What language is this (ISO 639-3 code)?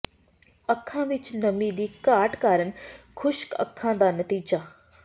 pan